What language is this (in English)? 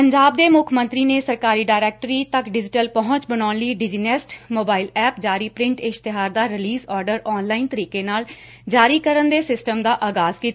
Punjabi